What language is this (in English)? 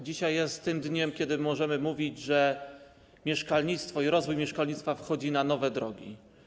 Polish